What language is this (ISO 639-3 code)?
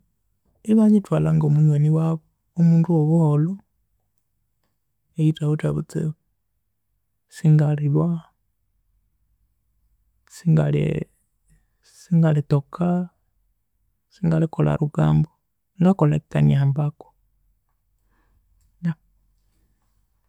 koo